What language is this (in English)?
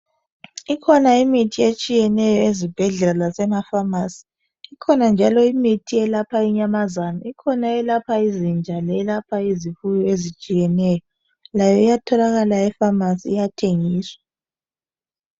North Ndebele